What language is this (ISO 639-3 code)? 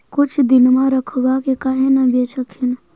mag